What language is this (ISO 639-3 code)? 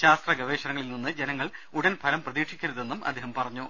mal